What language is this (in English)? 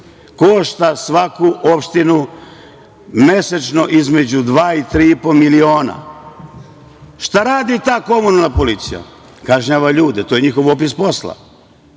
Serbian